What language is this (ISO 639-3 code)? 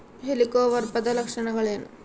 kan